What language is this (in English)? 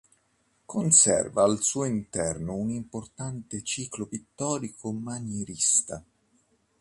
Italian